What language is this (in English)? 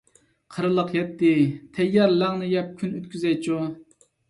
Uyghur